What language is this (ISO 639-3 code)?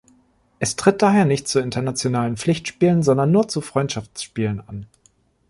deu